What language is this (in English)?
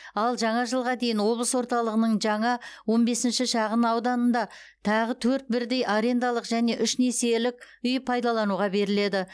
Kazakh